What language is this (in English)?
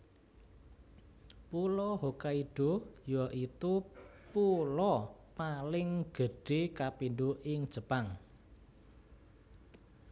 Javanese